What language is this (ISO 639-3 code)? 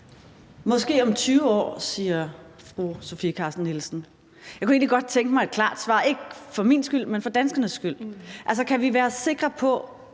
dan